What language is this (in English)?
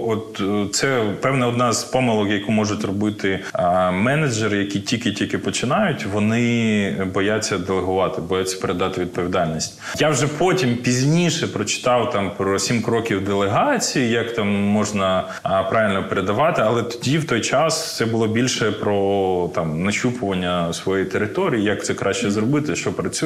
Ukrainian